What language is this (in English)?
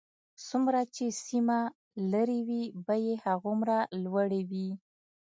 Pashto